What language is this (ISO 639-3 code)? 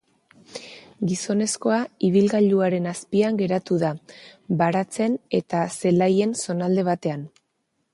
eus